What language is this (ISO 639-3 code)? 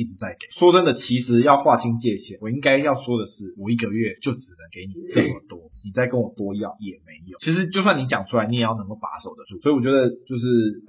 zho